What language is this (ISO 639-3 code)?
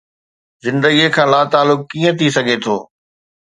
snd